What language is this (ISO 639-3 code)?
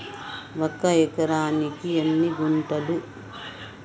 tel